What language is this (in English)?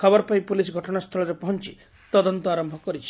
Odia